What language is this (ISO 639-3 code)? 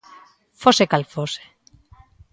glg